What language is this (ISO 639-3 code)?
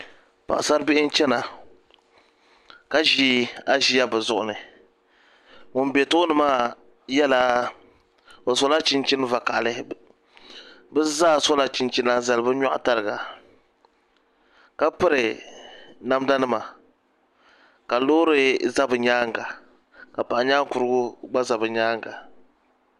dag